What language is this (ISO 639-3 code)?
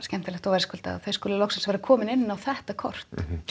isl